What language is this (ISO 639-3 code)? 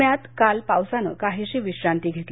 mar